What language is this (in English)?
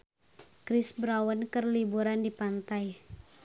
Sundanese